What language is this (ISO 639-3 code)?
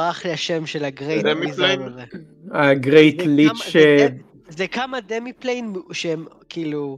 heb